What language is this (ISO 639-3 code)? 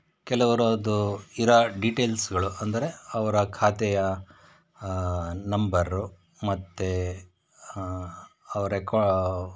kan